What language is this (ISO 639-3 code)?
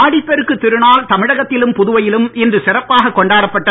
tam